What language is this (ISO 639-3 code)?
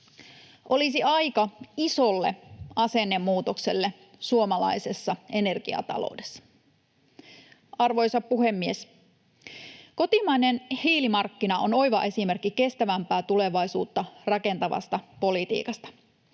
fin